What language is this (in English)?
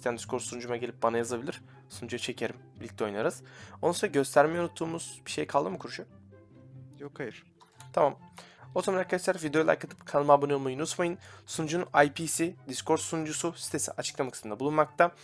Turkish